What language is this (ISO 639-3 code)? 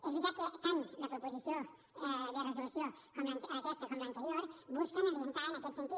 cat